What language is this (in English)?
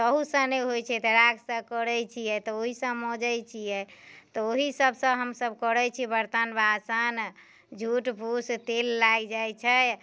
Maithili